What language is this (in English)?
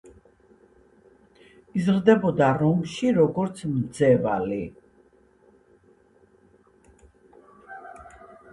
Georgian